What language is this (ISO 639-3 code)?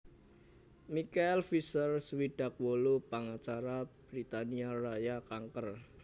jav